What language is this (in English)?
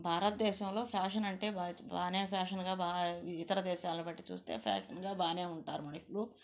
Telugu